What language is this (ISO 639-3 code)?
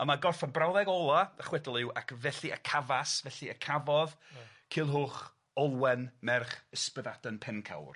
cym